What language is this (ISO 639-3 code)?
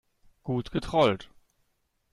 deu